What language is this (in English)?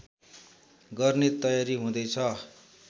Nepali